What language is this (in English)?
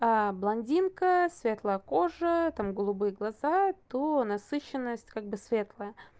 Russian